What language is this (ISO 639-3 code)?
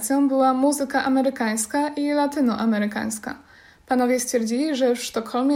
pol